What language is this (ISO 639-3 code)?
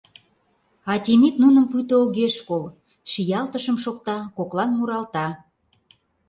chm